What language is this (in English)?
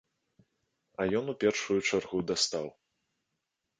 Belarusian